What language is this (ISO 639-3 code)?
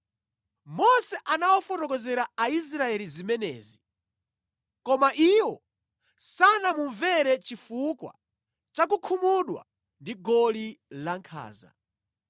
nya